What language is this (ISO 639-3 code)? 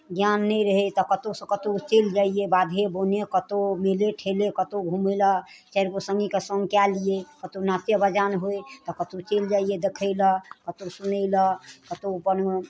mai